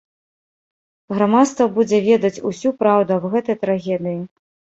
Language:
Belarusian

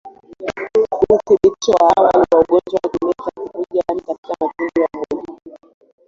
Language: Swahili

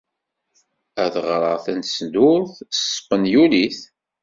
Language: Kabyle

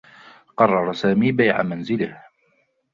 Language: Arabic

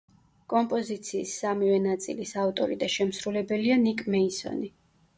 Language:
Georgian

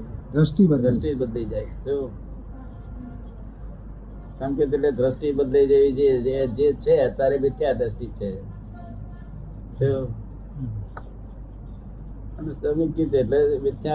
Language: Gujarati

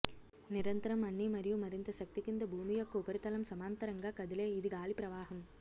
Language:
Telugu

